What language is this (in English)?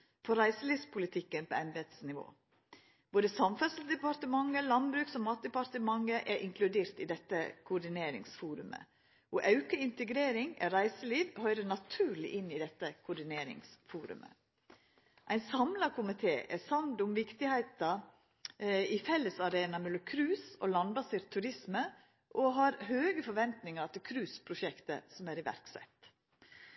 Norwegian Nynorsk